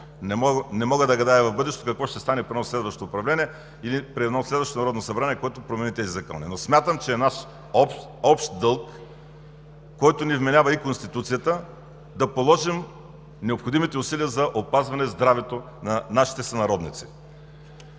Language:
Bulgarian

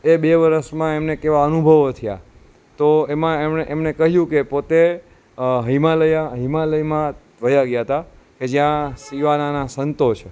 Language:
Gujarati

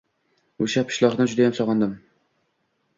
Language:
Uzbek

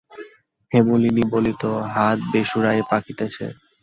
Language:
Bangla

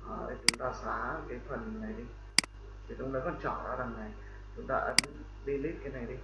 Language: Vietnamese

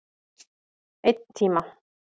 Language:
Icelandic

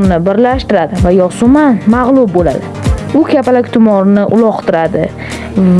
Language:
Uzbek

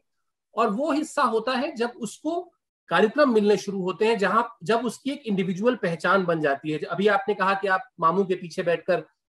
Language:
Hindi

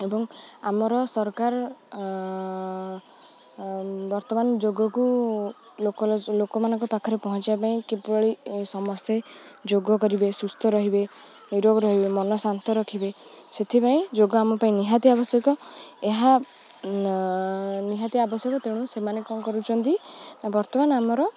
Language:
Odia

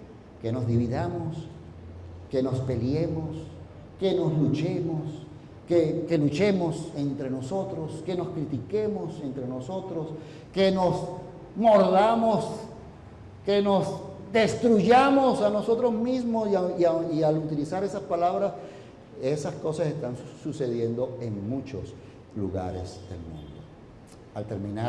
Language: Spanish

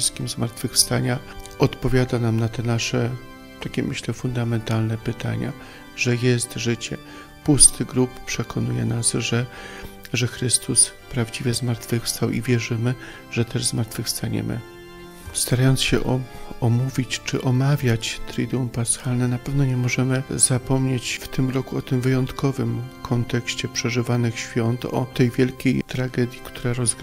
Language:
Polish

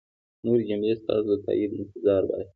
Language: Pashto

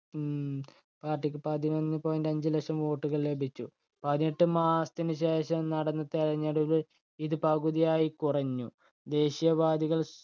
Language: Malayalam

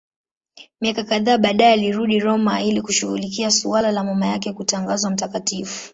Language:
Swahili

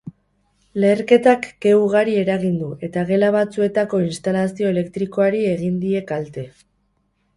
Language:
Basque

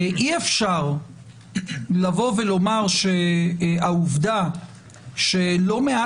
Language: Hebrew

